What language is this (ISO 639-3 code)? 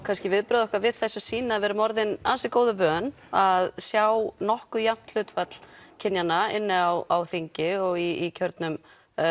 isl